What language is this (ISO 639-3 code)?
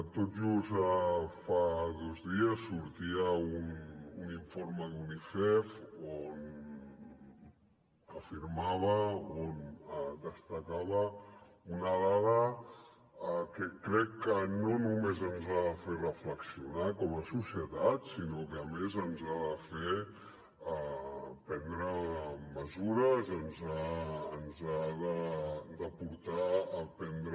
cat